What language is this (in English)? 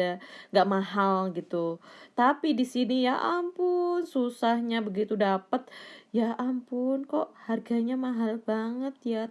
Indonesian